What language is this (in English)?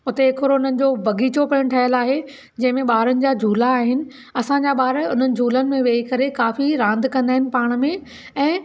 Sindhi